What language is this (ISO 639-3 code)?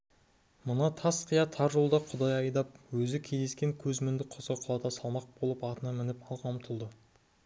kaz